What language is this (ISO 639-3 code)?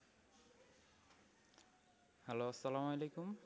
ben